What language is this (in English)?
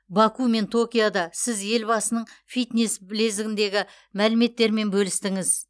Kazakh